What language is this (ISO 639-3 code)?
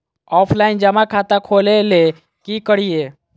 mag